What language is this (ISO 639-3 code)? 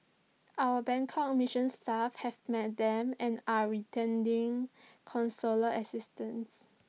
eng